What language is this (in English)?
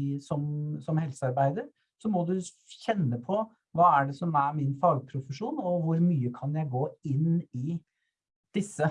Norwegian